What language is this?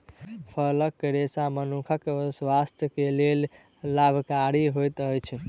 Maithili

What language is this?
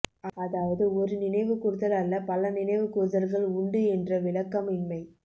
Tamil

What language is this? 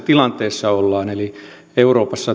Finnish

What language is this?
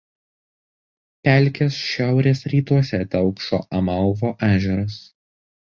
Lithuanian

